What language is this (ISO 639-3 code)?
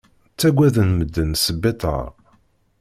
kab